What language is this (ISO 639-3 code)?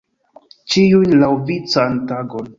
epo